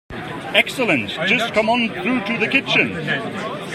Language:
English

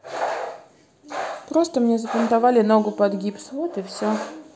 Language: Russian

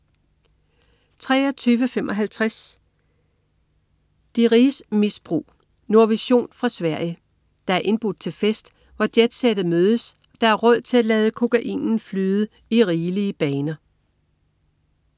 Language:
Danish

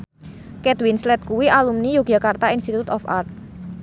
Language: Javanese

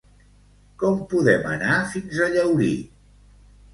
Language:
Catalan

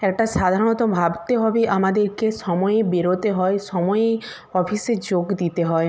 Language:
Bangla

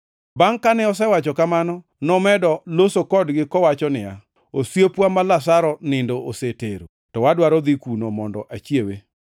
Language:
Luo (Kenya and Tanzania)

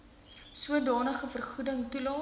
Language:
Afrikaans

